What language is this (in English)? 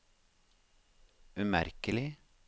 Norwegian